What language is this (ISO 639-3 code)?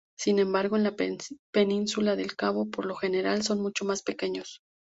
spa